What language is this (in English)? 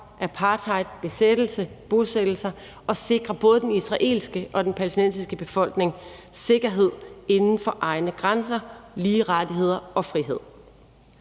Danish